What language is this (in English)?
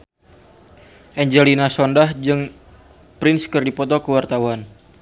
Sundanese